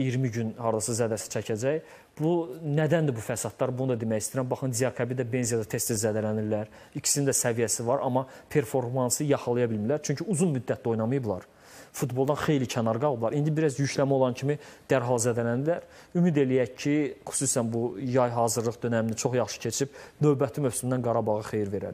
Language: Turkish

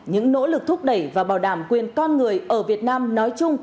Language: Vietnamese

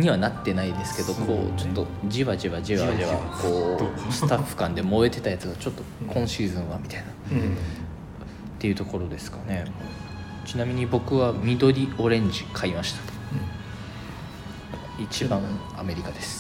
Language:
Japanese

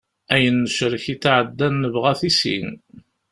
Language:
Kabyle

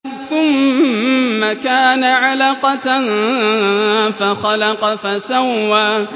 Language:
Arabic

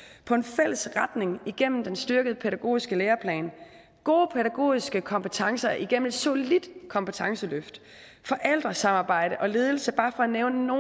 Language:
Danish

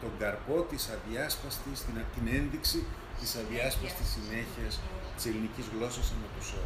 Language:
Greek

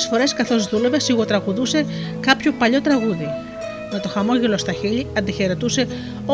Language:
Greek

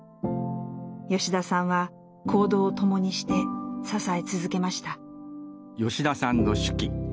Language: Japanese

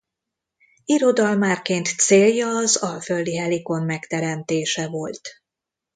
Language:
Hungarian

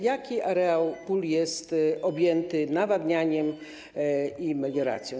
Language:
Polish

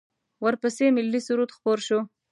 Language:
Pashto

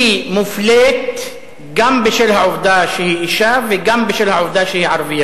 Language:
Hebrew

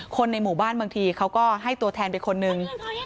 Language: Thai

